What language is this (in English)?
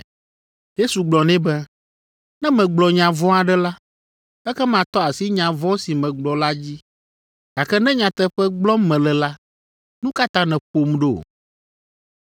Ewe